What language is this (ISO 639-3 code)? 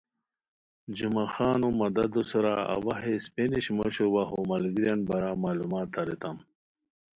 khw